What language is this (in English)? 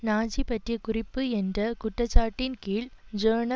Tamil